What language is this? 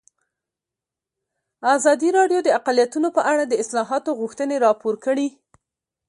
Pashto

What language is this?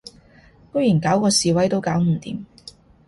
Cantonese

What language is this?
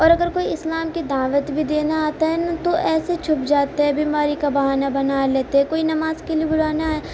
Urdu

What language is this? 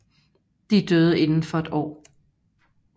Danish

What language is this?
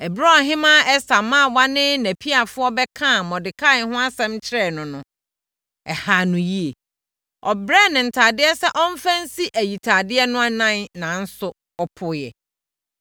Akan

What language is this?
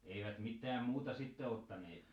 Finnish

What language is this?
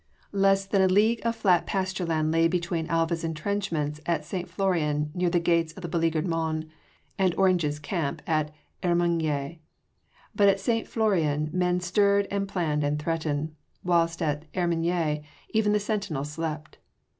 English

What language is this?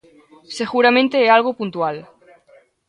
Galician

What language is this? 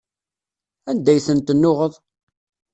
Kabyle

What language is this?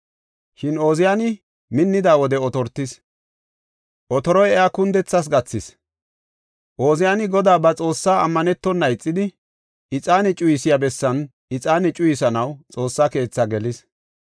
Gofa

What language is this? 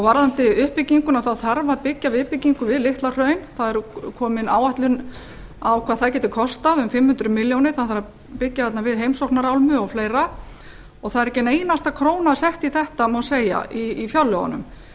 Icelandic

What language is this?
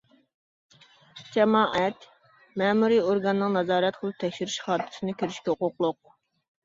Uyghur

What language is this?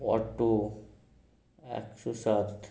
Bangla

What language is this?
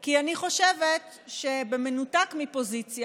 Hebrew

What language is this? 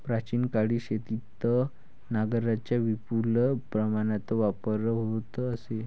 Marathi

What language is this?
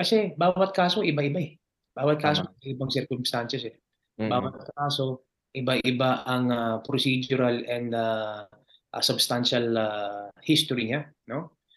Filipino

